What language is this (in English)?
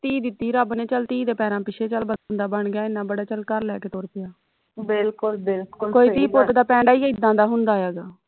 Punjabi